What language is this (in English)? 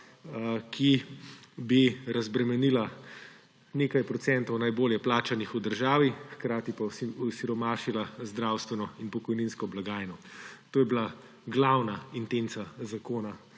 Slovenian